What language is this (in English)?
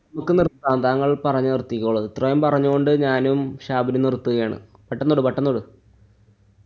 Malayalam